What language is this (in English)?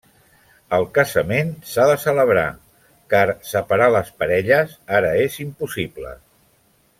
Catalan